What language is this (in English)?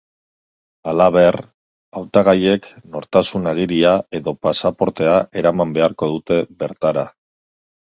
Basque